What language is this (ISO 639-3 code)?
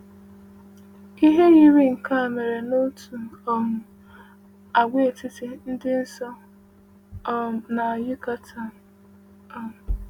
ibo